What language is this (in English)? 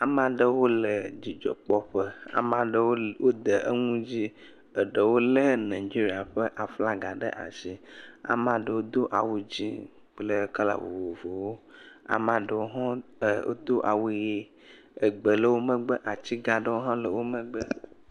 Ewe